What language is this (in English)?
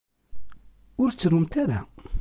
Kabyle